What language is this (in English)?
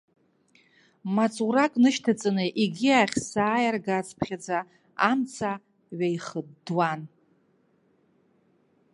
Abkhazian